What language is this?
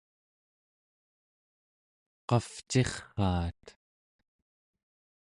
Central Yupik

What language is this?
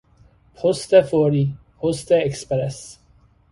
Persian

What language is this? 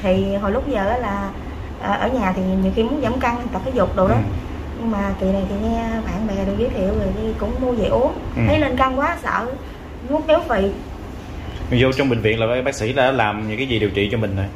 Vietnamese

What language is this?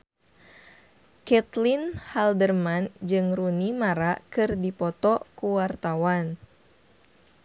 Sundanese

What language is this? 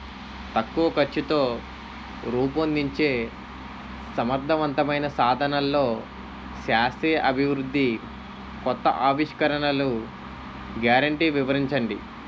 Telugu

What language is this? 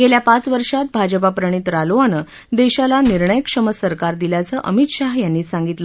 Marathi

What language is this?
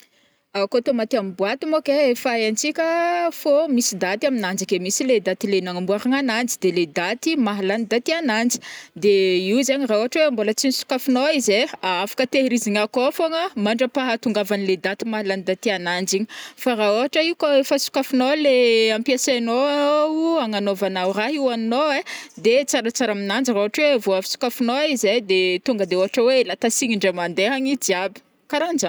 Northern Betsimisaraka Malagasy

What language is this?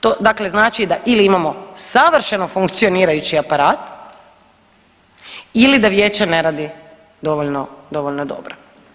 Croatian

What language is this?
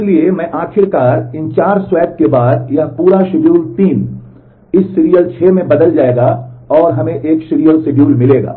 Hindi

